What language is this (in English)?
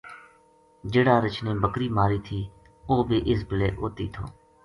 Gujari